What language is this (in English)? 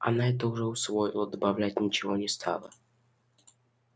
Russian